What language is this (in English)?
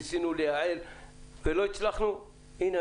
Hebrew